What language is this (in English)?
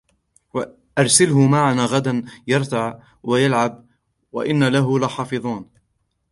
Arabic